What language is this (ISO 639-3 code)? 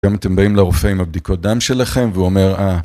heb